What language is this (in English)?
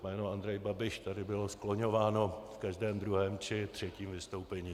Czech